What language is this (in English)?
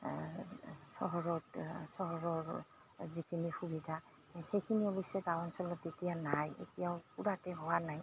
Assamese